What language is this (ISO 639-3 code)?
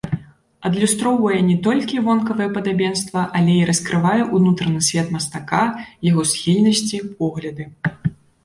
bel